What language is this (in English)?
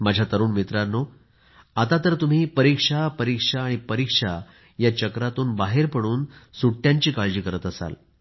Marathi